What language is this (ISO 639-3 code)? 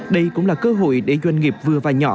vie